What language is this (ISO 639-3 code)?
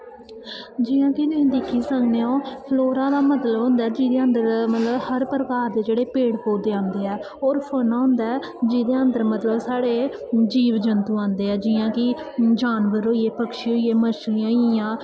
doi